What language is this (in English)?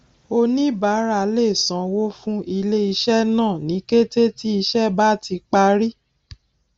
Yoruba